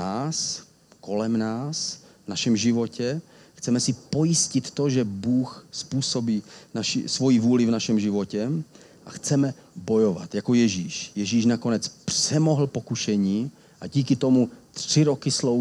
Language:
Czech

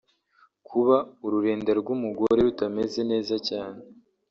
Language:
Kinyarwanda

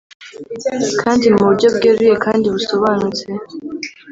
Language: Kinyarwanda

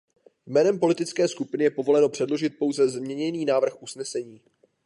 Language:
Czech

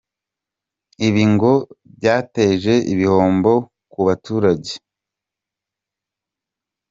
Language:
Kinyarwanda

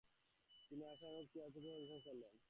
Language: Bangla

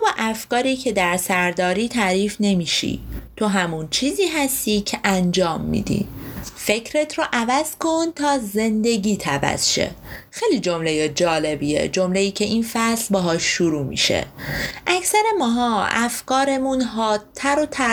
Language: Persian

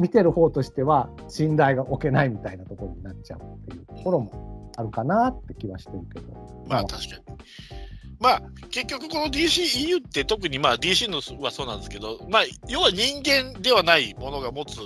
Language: Japanese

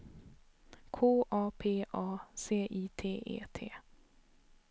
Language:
Swedish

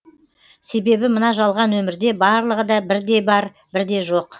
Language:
Kazakh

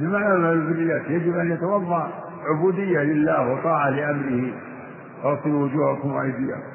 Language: Arabic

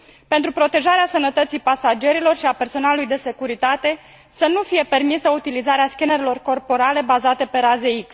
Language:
Romanian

